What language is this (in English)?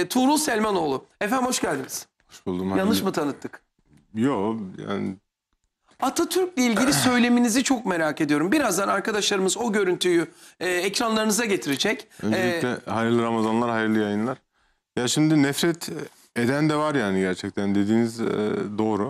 Turkish